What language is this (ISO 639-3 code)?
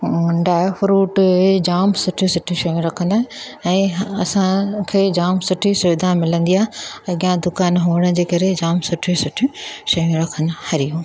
snd